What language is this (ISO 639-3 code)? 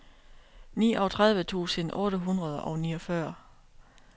dan